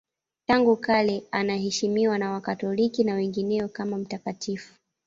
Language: Swahili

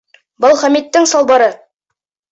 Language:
Bashkir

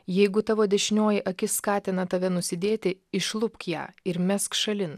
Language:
Lithuanian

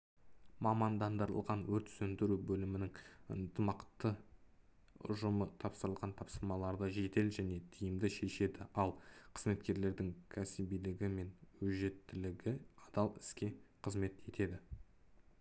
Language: Kazakh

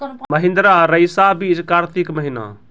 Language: Maithili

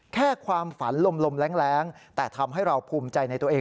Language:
Thai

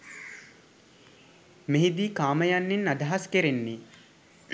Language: Sinhala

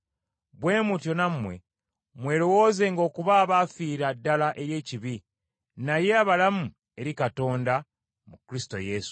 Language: Ganda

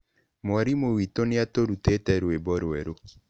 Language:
Kikuyu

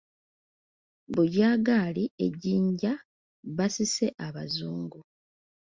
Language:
Ganda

